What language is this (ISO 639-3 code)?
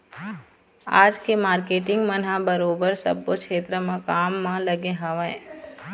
hne